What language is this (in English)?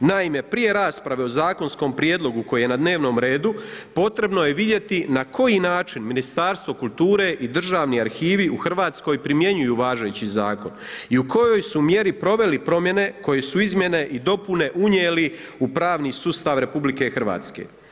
Croatian